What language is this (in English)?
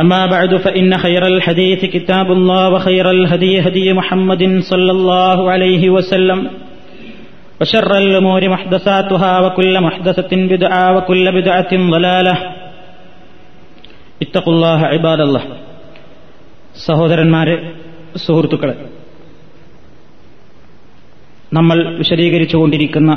Malayalam